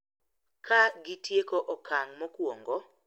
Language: Luo (Kenya and Tanzania)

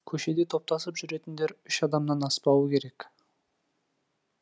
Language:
Kazakh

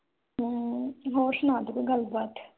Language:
Punjabi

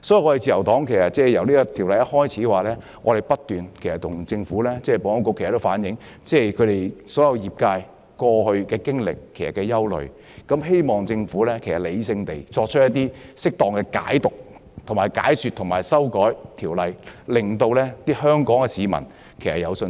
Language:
Cantonese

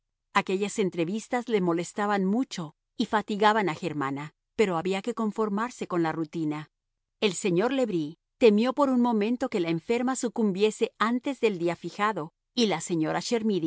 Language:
Spanish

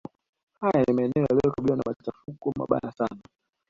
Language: Swahili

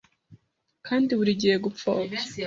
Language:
Kinyarwanda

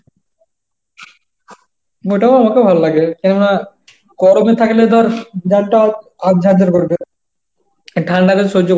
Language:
Bangla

